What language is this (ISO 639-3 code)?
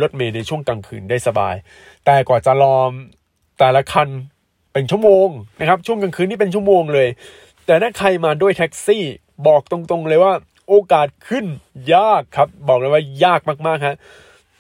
tha